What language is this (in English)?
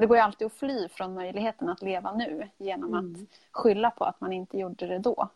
Swedish